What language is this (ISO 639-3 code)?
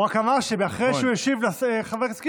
heb